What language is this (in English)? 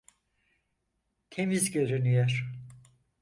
Turkish